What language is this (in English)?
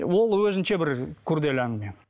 Kazakh